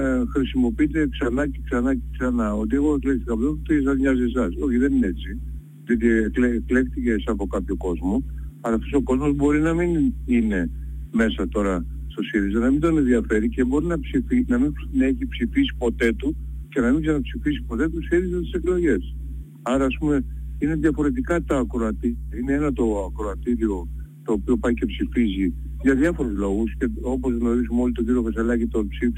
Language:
Greek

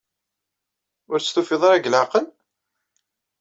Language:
Kabyle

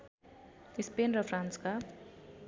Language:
Nepali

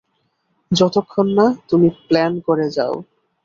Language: Bangla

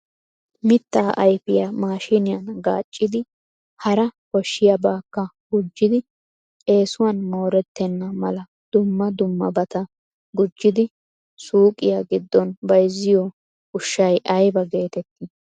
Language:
Wolaytta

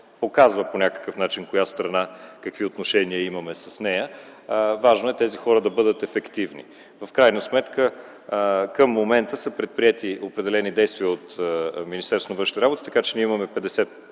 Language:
Bulgarian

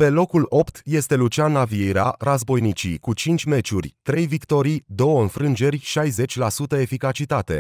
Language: Romanian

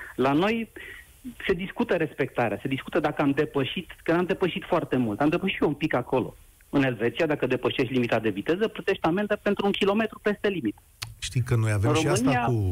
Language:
Romanian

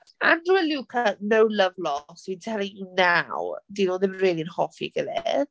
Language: Welsh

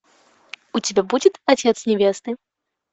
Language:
Russian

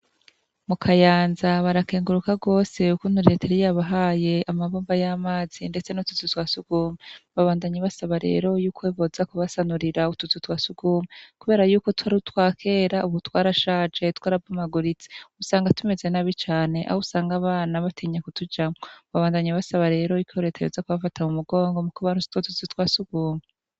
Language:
Rundi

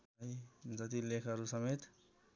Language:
Nepali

